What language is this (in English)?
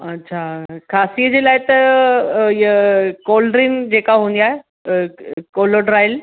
Sindhi